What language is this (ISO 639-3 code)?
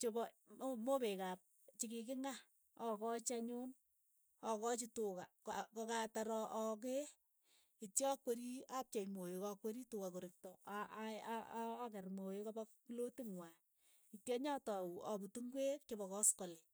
eyo